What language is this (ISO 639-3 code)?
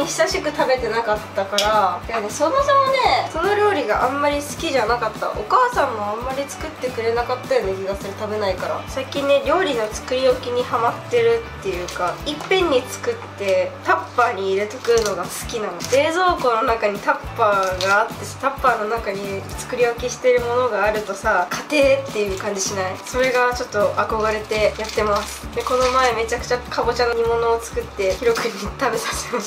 jpn